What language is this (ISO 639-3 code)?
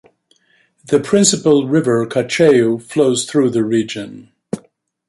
eng